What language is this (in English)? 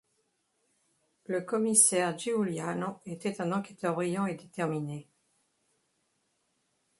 French